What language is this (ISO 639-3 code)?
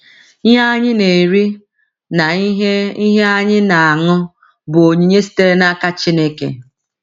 ibo